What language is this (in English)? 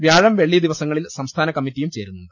Malayalam